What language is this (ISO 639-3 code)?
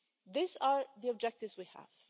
eng